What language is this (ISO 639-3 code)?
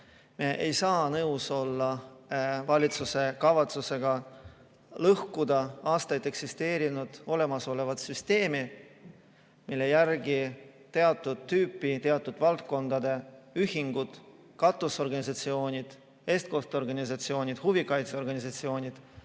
est